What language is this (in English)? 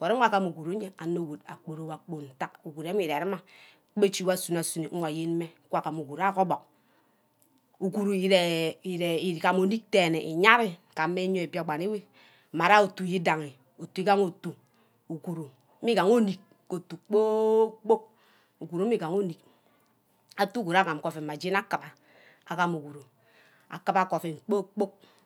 Ubaghara